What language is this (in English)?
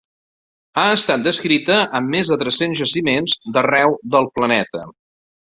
Catalan